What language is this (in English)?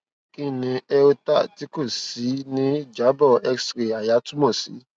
Yoruba